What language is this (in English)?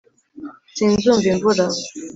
Kinyarwanda